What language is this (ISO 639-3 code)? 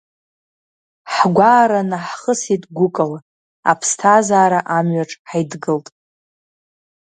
abk